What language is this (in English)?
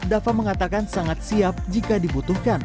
Indonesian